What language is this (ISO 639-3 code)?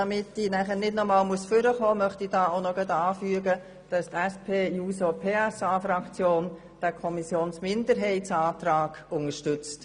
gsw